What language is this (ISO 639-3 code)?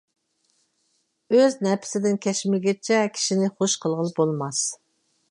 uig